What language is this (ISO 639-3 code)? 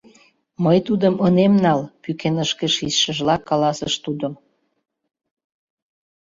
chm